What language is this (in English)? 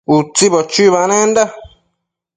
Matsés